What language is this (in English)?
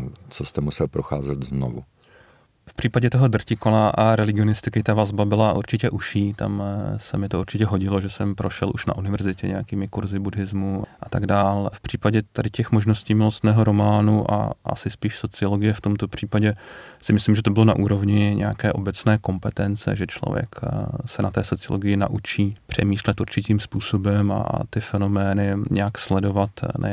Czech